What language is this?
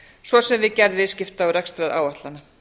Icelandic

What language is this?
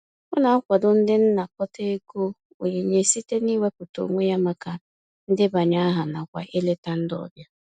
Igbo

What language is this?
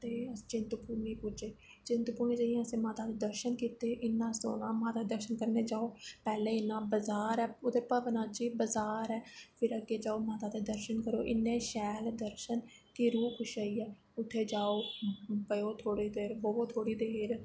Dogri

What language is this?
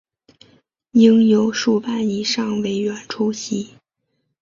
Chinese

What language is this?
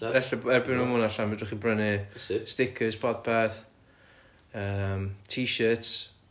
Welsh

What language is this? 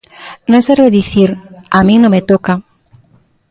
Galician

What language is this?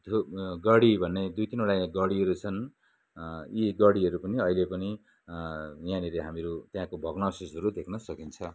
Nepali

